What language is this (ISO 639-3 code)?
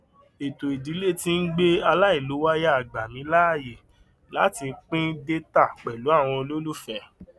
yor